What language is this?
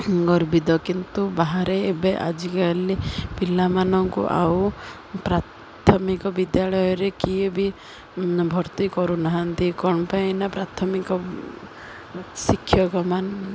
Odia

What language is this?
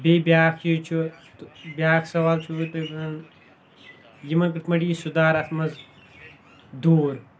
Kashmiri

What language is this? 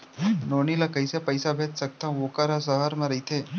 Chhattisgarhi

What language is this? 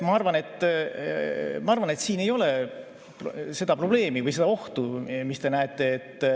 Estonian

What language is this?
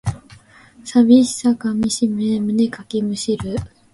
Japanese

